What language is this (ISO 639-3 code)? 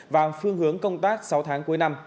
vie